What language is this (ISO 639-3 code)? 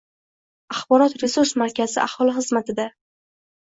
uzb